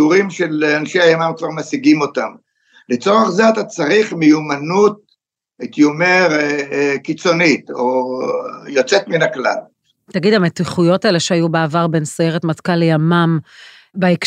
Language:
Hebrew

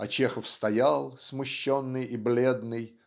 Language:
Russian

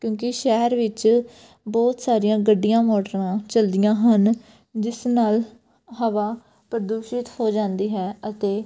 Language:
Punjabi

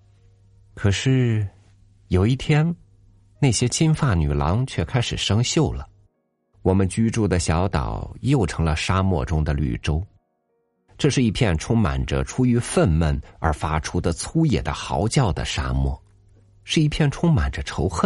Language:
Chinese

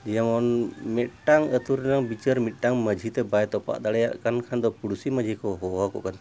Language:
Santali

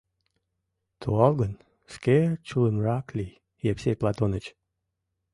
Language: Mari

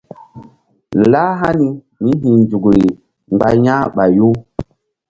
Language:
Mbum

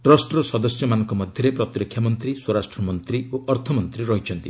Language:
Odia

